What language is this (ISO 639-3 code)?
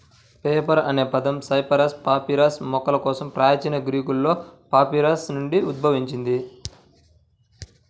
tel